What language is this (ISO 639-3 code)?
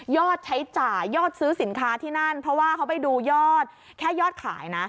tha